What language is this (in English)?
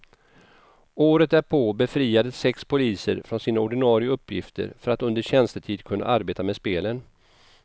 Swedish